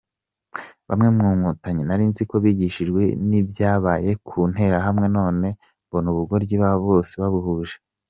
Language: Kinyarwanda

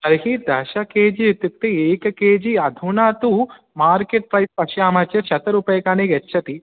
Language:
Sanskrit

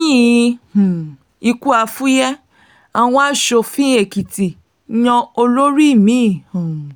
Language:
Yoruba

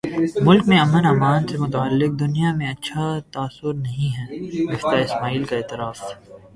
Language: Urdu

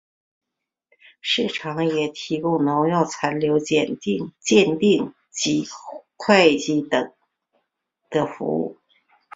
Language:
Chinese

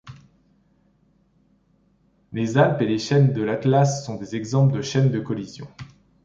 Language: French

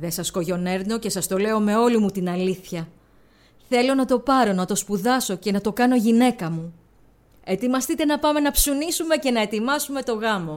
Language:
Greek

